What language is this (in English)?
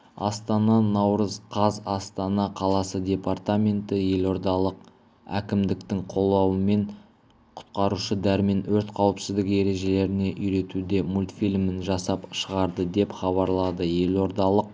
Kazakh